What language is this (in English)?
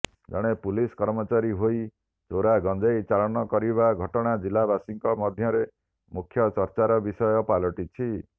Odia